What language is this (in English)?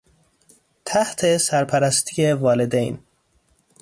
Persian